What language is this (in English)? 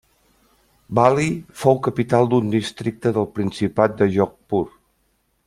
Catalan